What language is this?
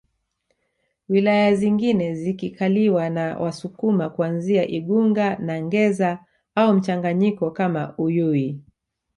Swahili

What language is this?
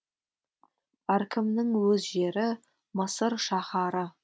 Kazakh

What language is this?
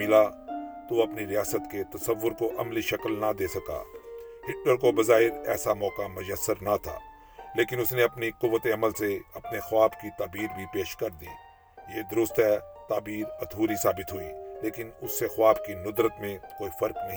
Urdu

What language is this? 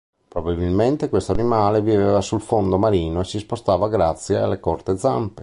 Italian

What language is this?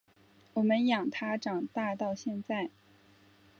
Chinese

